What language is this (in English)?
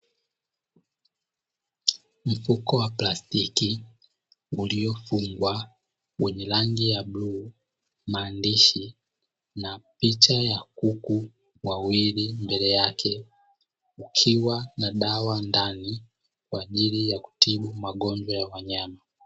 Swahili